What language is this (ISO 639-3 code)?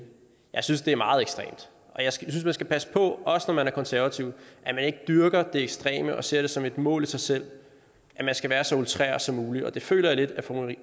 dan